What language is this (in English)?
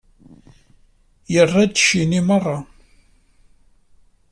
Kabyle